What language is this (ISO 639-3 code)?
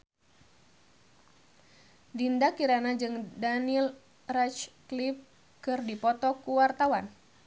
sun